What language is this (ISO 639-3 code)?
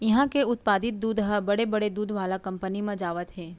hne